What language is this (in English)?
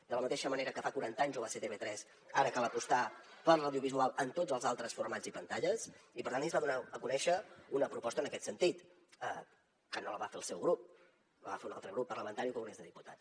Catalan